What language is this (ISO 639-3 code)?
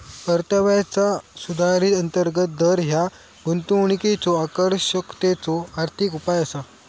mar